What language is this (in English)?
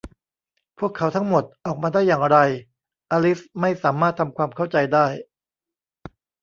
Thai